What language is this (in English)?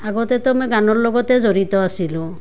Assamese